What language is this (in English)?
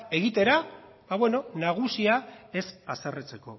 Basque